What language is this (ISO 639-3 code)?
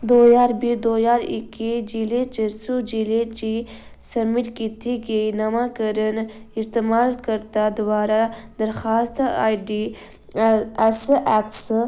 doi